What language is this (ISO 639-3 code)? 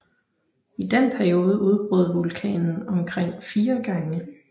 dan